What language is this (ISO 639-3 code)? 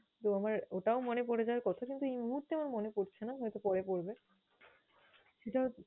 ben